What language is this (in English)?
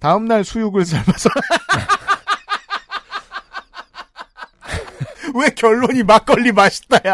Korean